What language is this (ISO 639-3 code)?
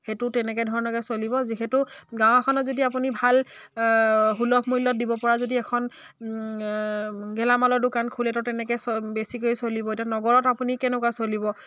asm